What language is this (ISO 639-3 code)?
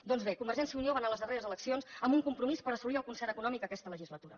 cat